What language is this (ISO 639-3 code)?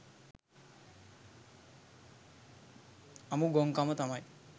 sin